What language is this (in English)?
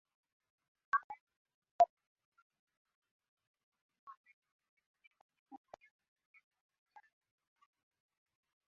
Swahili